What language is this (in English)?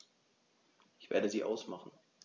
German